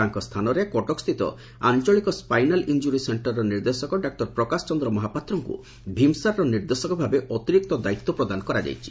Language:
Odia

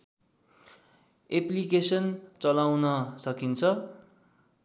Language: Nepali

